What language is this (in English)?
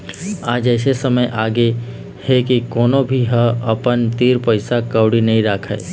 Chhattisgarhi